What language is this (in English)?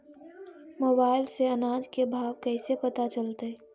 Magahi